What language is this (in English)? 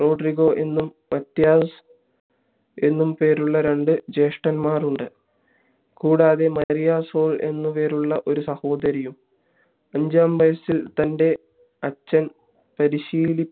Malayalam